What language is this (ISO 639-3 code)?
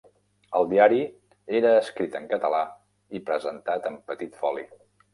cat